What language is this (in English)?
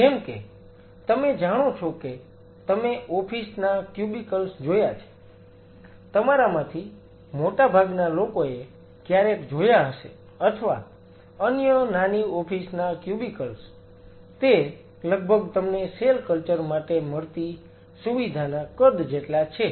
Gujarati